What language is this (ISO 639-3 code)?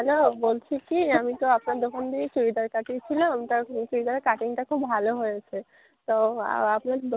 ben